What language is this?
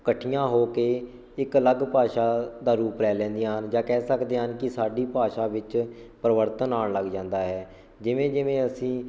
Punjabi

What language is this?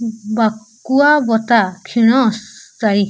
Odia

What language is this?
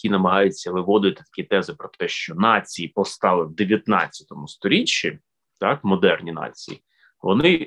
Ukrainian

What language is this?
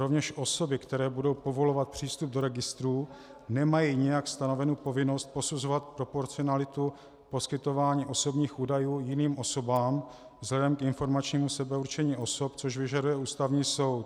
Czech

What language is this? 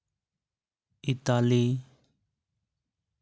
Santali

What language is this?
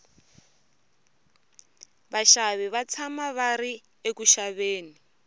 Tsonga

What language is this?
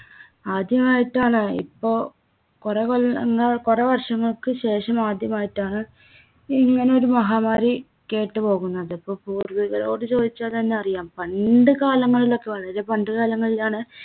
Malayalam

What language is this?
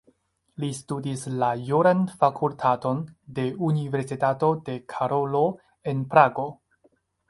Esperanto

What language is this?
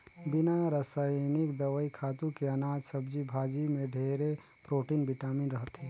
Chhattisgarhi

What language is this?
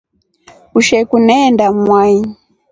Rombo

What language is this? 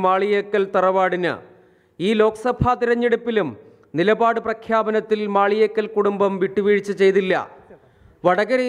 Malayalam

